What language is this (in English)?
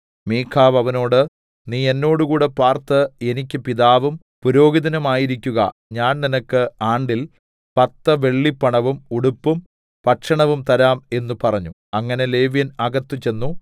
Malayalam